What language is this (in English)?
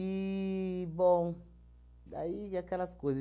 Portuguese